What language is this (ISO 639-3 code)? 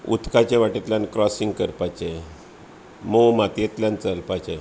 kok